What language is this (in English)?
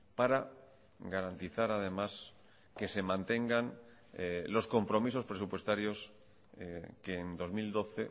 Spanish